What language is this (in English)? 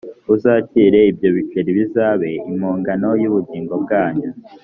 Kinyarwanda